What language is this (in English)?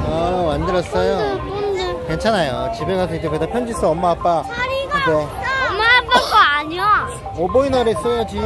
Korean